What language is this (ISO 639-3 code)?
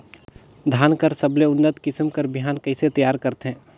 hne